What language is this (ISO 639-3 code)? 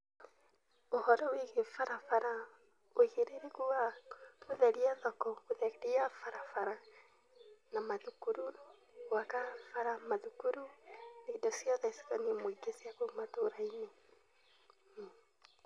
kik